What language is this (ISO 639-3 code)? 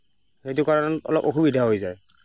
asm